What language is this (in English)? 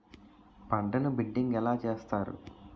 Telugu